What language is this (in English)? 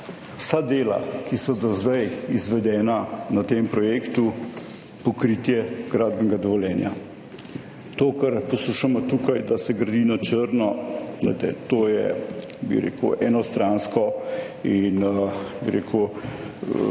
Slovenian